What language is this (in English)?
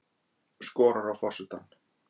Icelandic